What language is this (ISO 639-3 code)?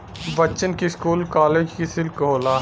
bho